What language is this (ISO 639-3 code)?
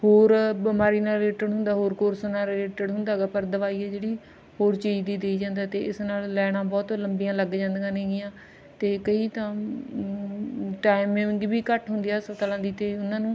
pan